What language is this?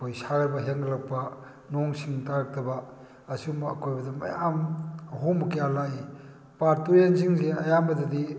Manipuri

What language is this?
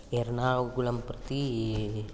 Sanskrit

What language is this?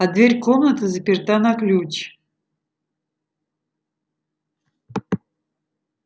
Russian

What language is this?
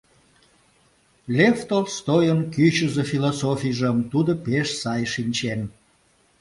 Mari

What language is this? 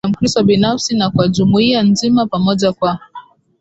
Swahili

